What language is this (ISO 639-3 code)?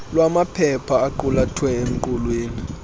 xho